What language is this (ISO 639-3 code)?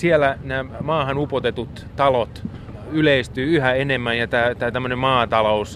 fin